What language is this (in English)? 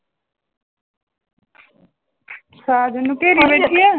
Punjabi